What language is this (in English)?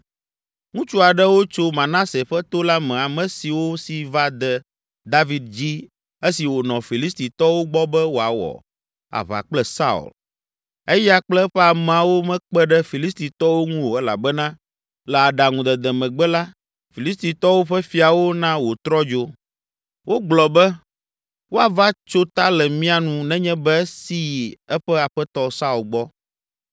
Ewe